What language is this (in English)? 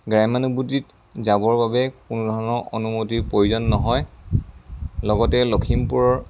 Assamese